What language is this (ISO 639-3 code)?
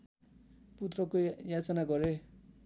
nep